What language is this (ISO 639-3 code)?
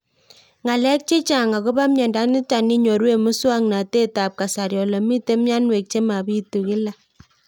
kln